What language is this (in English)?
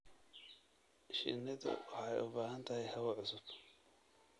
Somali